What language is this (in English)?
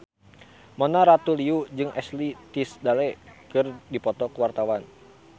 Sundanese